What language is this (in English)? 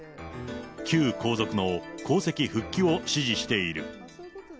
Japanese